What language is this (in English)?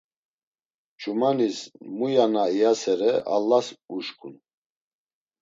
Laz